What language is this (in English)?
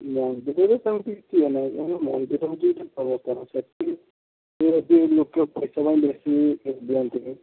Odia